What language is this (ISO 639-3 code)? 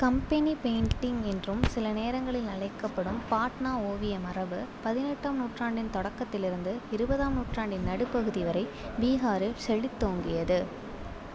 tam